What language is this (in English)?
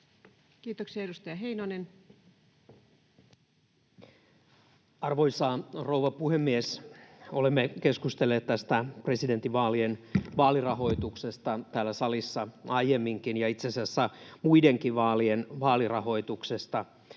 Finnish